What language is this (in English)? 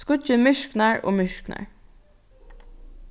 Faroese